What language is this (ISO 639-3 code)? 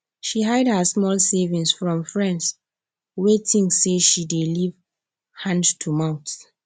pcm